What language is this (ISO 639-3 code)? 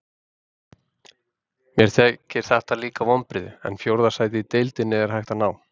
isl